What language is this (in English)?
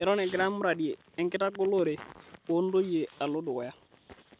Masai